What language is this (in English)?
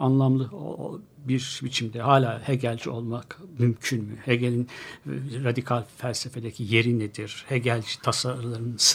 Turkish